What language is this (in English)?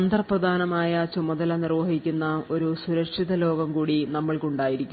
Malayalam